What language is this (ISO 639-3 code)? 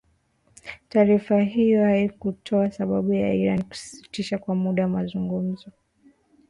swa